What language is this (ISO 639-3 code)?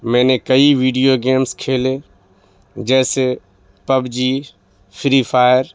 urd